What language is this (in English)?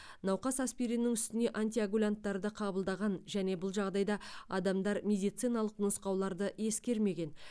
Kazakh